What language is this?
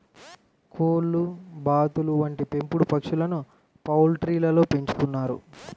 Telugu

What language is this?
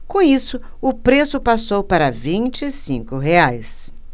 Portuguese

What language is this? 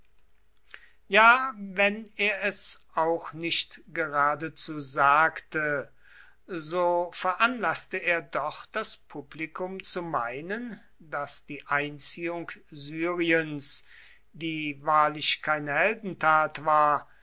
German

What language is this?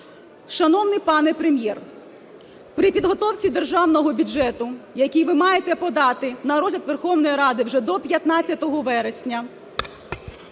Ukrainian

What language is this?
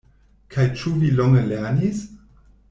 Esperanto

